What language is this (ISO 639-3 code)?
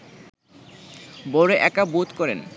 ben